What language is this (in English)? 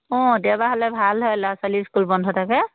Assamese